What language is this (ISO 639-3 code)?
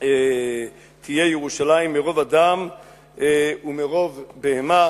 heb